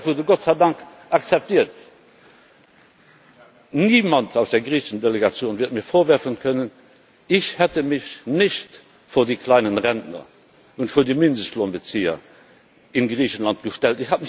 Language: German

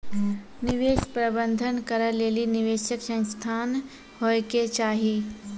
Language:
Maithili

